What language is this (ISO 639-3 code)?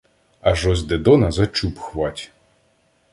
ukr